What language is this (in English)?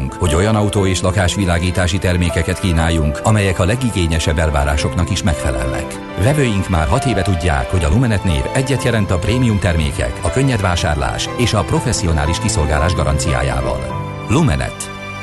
Hungarian